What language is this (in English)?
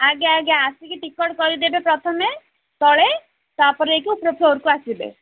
Odia